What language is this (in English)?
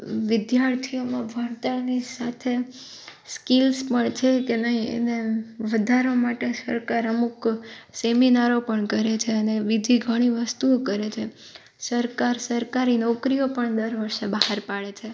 Gujarati